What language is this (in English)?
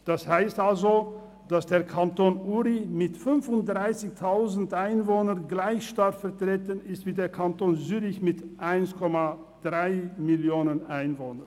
Swiss German